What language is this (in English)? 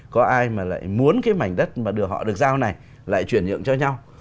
Vietnamese